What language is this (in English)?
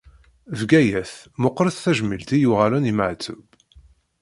Kabyle